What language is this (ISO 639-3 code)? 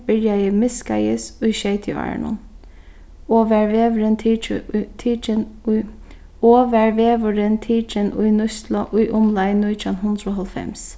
fao